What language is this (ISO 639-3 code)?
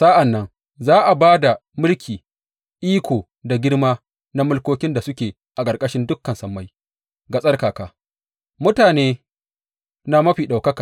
hau